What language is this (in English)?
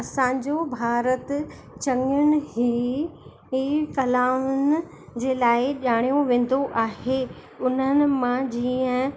Sindhi